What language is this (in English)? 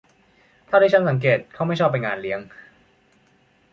Thai